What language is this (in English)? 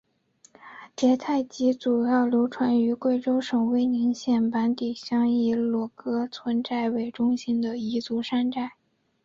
Chinese